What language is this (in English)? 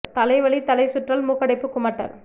Tamil